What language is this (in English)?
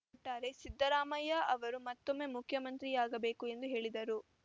Kannada